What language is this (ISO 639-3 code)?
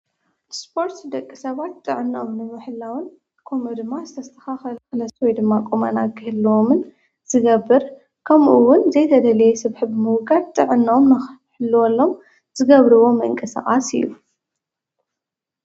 tir